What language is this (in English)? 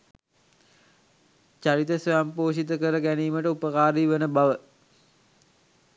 Sinhala